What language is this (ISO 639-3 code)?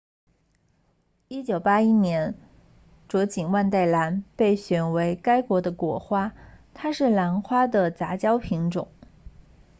zho